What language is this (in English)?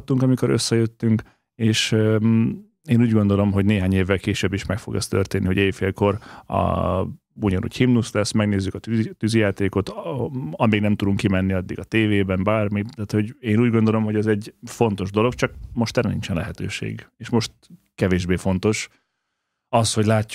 Hungarian